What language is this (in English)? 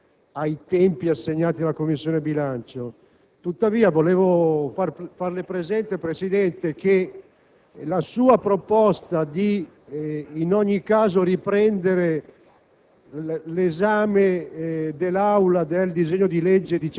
Italian